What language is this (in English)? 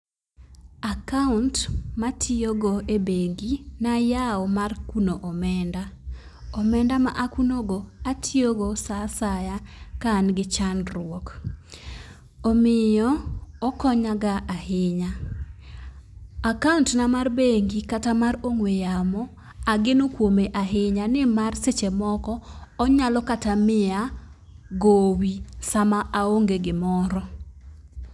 Luo (Kenya and Tanzania)